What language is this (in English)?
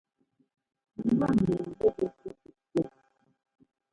Ngomba